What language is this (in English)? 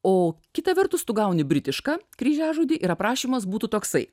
Lithuanian